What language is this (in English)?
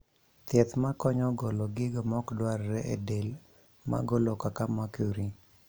Luo (Kenya and Tanzania)